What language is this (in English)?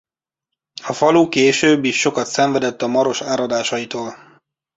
Hungarian